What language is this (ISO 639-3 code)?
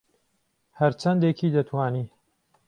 ckb